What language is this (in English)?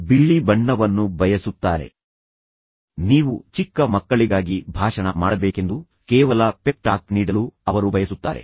Kannada